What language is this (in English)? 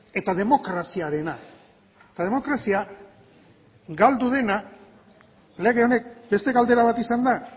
Basque